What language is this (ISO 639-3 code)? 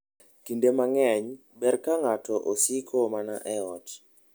luo